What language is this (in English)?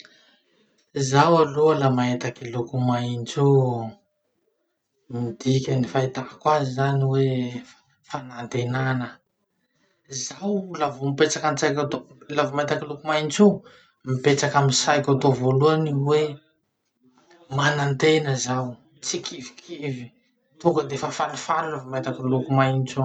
Masikoro Malagasy